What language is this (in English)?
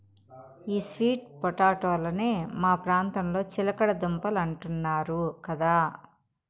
Telugu